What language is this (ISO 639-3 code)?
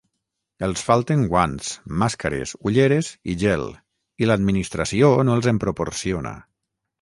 cat